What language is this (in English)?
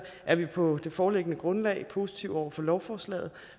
Danish